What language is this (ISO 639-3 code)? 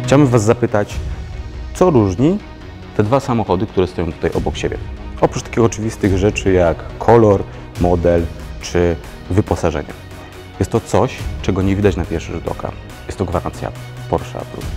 pol